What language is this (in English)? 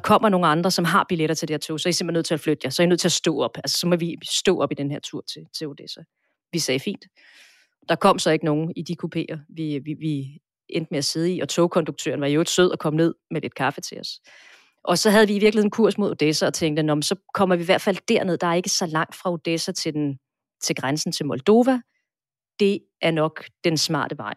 Danish